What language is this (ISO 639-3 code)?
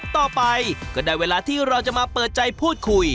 tha